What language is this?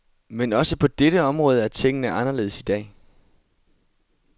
Danish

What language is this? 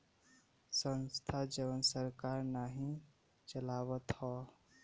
Bhojpuri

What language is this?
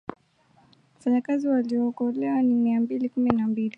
Swahili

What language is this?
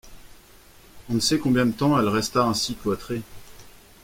French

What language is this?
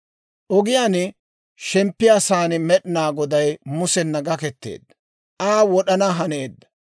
Dawro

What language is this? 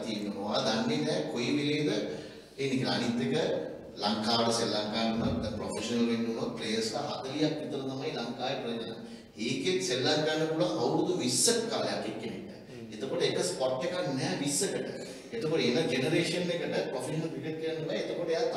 English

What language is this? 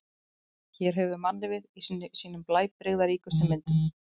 Icelandic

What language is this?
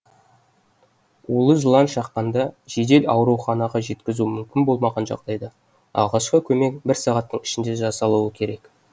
Kazakh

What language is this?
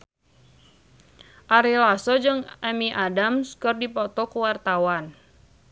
Sundanese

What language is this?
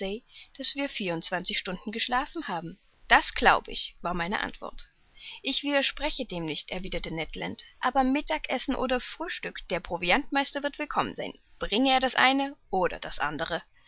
German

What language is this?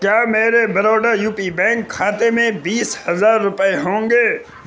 Urdu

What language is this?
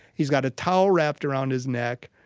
English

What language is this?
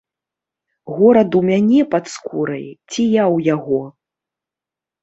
Belarusian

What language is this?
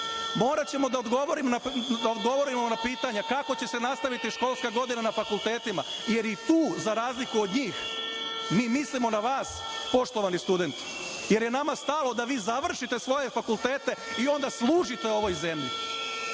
Serbian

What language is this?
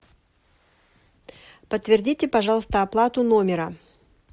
Russian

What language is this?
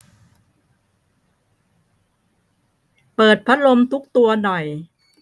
Thai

